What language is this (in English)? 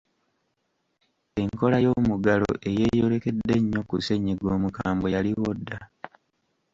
Ganda